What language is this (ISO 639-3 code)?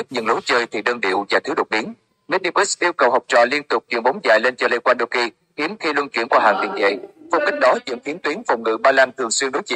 vie